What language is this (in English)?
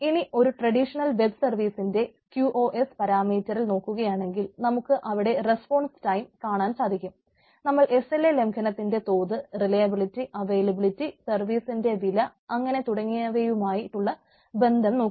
Malayalam